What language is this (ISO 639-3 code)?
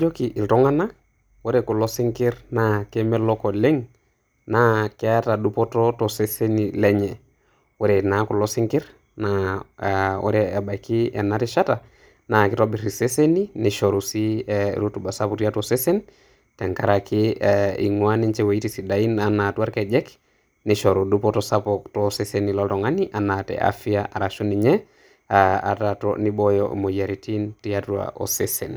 mas